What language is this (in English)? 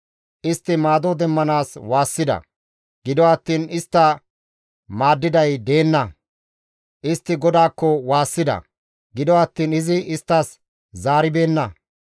Gamo